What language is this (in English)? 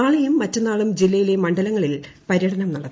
Malayalam